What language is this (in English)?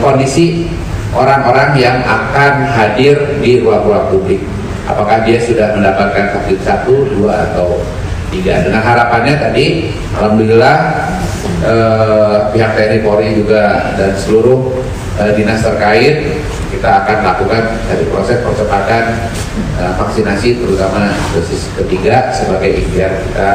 Indonesian